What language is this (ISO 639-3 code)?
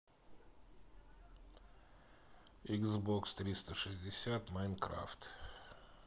rus